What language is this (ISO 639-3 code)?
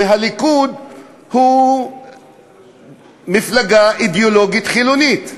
heb